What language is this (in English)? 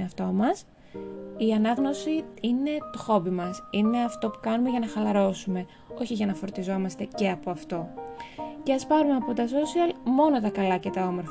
Greek